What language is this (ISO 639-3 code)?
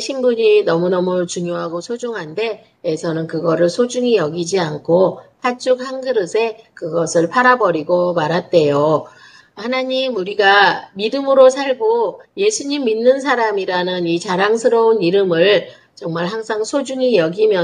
kor